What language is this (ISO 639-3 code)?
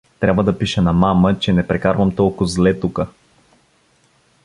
bul